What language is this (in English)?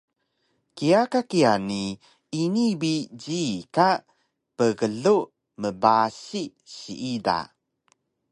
Taroko